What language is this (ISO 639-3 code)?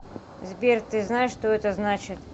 rus